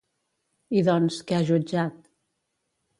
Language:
Catalan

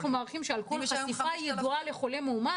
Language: Hebrew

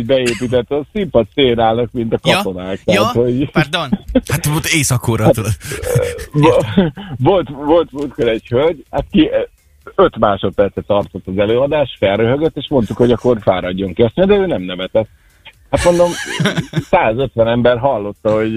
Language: Hungarian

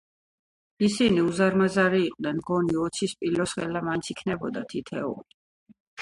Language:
Georgian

